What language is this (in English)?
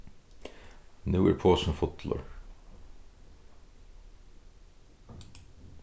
Faroese